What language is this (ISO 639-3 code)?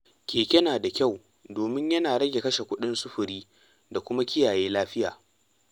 hau